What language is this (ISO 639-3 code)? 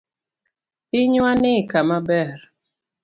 luo